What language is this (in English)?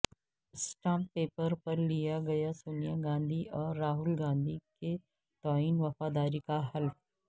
Urdu